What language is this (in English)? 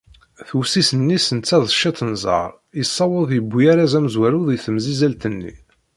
Kabyle